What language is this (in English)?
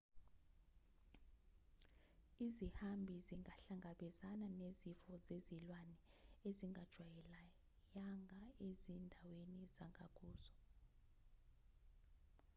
Zulu